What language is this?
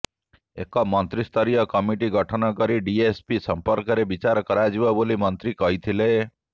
Odia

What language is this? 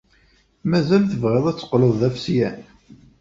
Kabyle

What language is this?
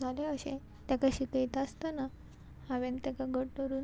Konkani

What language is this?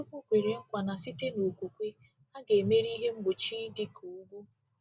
Igbo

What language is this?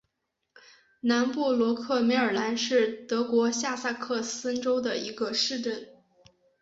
Chinese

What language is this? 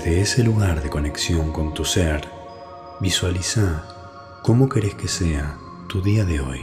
Spanish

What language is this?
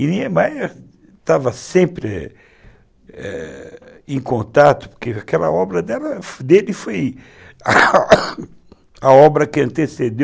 Portuguese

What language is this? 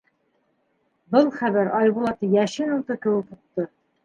Bashkir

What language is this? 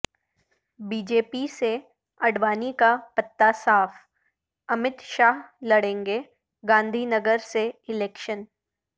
Urdu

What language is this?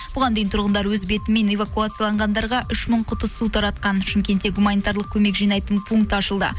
Kazakh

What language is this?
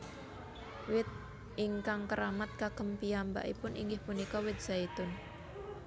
Javanese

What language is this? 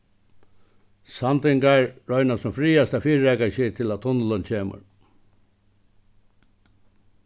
Faroese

